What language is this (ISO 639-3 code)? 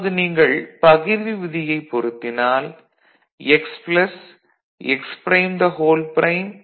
tam